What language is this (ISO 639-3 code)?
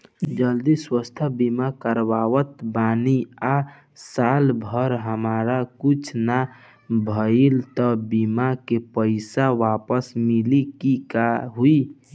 bho